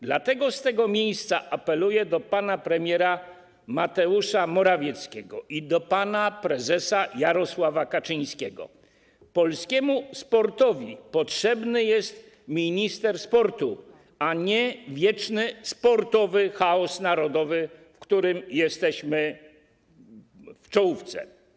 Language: Polish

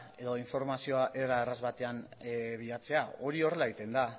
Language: Basque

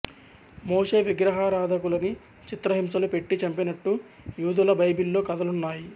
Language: Telugu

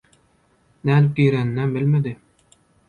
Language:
Turkmen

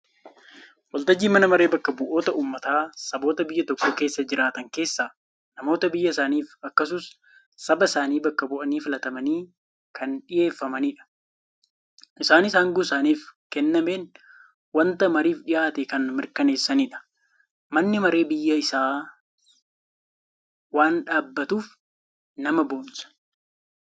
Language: Oromo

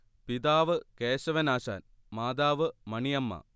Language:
Malayalam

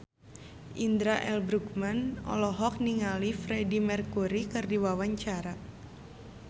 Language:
Sundanese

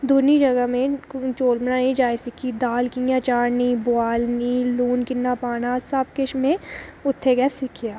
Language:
Dogri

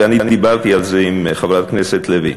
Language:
Hebrew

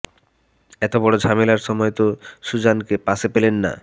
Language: Bangla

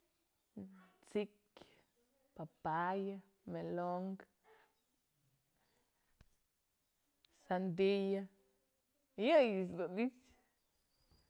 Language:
Mazatlán Mixe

